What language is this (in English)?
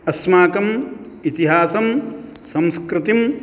Sanskrit